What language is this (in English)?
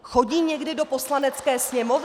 Czech